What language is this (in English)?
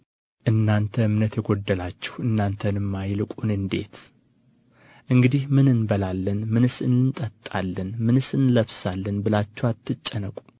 Amharic